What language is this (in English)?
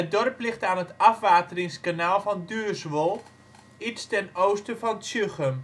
Dutch